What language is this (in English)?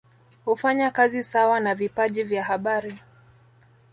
Swahili